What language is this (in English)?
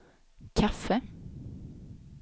Swedish